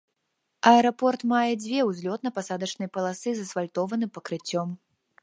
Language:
Belarusian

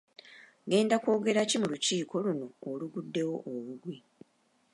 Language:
Ganda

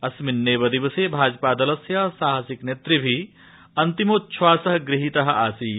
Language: Sanskrit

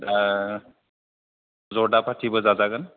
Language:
Bodo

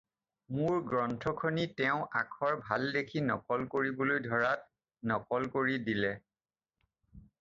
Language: Assamese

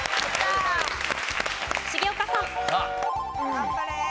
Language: Japanese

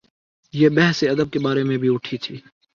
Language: Urdu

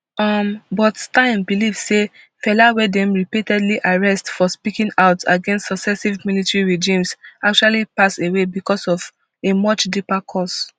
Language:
Nigerian Pidgin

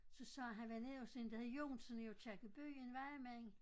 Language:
Danish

